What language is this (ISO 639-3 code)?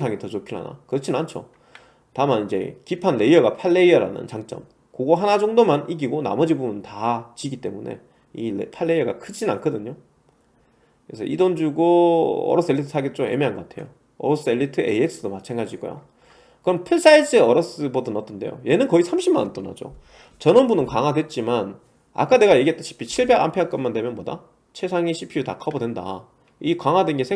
kor